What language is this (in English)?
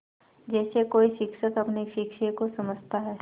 Hindi